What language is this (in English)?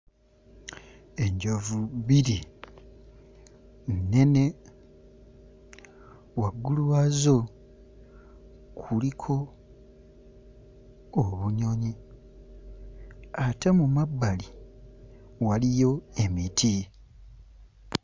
Ganda